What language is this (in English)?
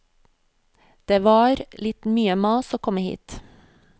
Norwegian